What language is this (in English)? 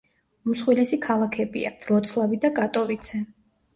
Georgian